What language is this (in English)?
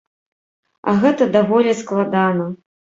Belarusian